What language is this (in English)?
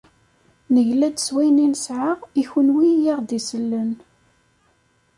Kabyle